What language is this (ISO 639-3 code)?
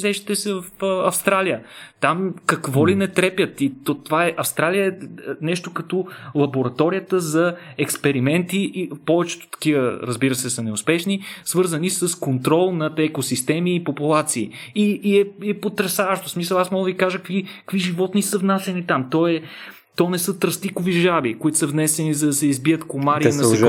bul